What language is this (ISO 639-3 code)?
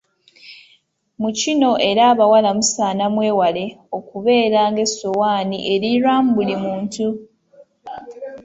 lug